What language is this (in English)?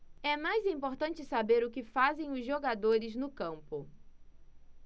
Portuguese